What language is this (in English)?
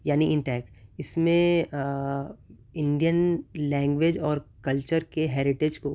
Urdu